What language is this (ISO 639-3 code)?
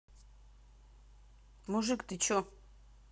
rus